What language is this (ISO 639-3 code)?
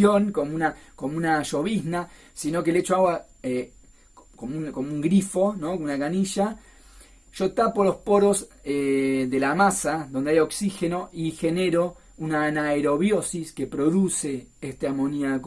spa